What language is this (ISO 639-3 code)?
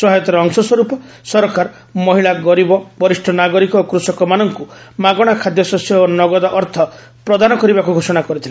ori